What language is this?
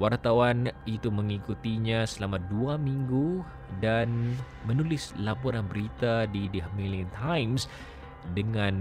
Malay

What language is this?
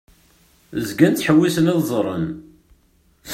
Kabyle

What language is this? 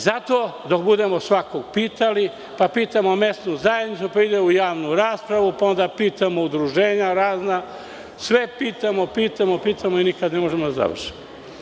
Serbian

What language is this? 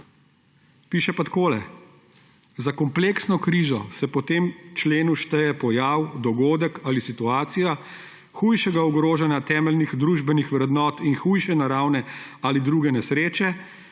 Slovenian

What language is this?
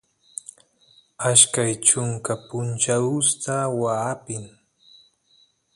Santiago del Estero Quichua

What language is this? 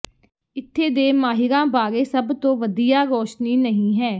Punjabi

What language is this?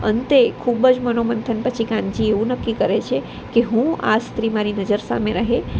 Gujarati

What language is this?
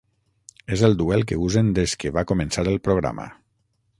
Catalan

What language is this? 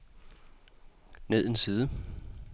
Danish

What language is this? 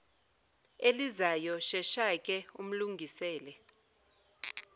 Zulu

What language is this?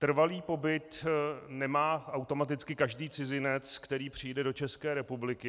Czech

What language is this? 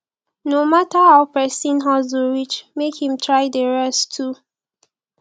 Nigerian Pidgin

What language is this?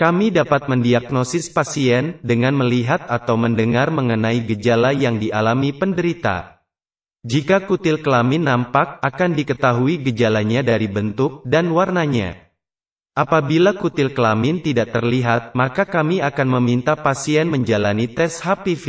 Indonesian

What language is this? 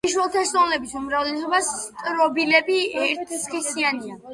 Georgian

